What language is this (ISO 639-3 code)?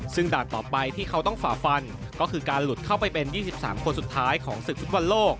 tha